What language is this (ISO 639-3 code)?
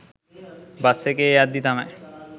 sin